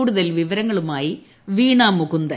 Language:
Malayalam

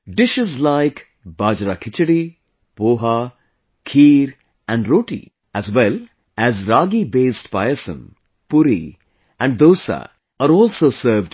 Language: English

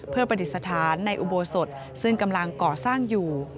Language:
Thai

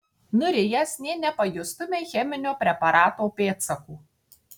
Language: Lithuanian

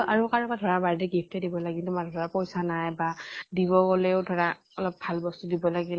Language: Assamese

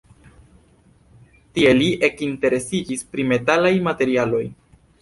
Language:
Esperanto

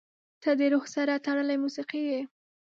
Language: Pashto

